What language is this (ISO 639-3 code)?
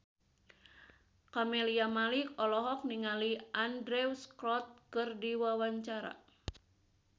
sun